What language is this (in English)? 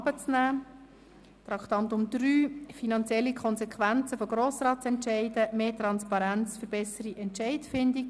Swiss German